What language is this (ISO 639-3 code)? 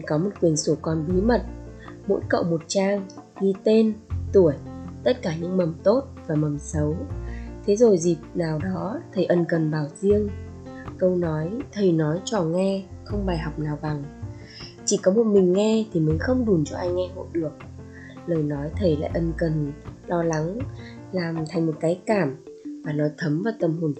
vie